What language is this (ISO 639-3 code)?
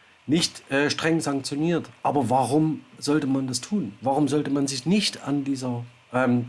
deu